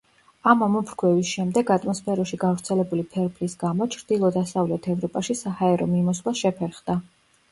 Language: Georgian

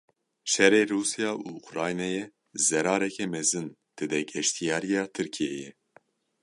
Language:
Kurdish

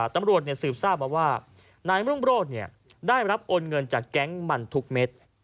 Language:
Thai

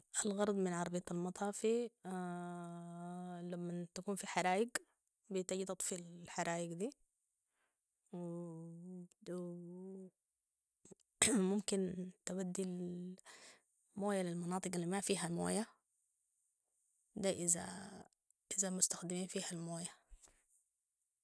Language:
Sudanese Arabic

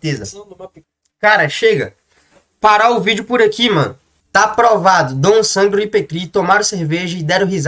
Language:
Portuguese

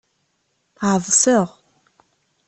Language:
Kabyle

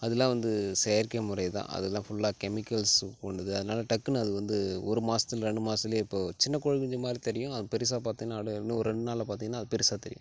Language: Tamil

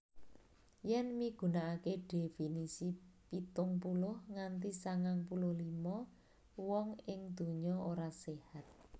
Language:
Javanese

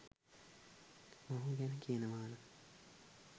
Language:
Sinhala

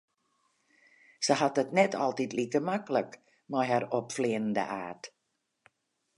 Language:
Western Frisian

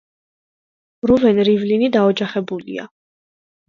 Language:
Georgian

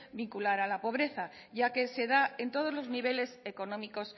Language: Spanish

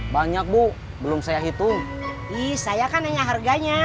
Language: Indonesian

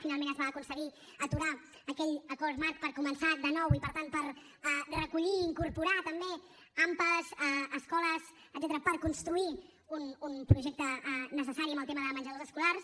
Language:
Catalan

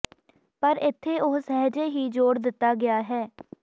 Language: Punjabi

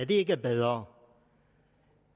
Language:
Danish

